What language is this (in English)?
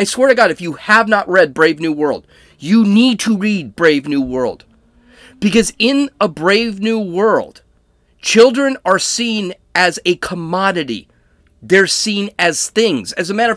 English